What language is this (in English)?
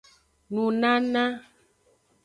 Aja (Benin)